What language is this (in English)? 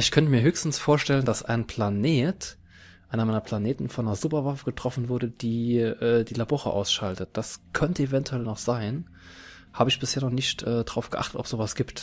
German